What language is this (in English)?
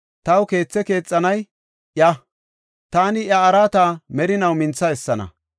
Gofa